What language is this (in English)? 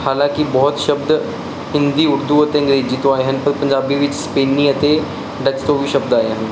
Punjabi